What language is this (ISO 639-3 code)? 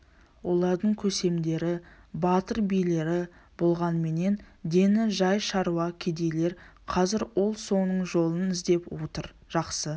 kaz